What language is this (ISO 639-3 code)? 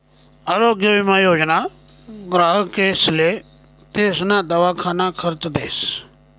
mar